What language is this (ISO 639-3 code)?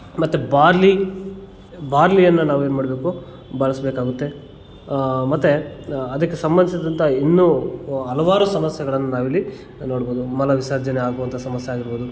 kan